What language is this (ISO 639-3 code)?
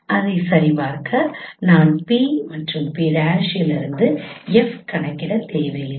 tam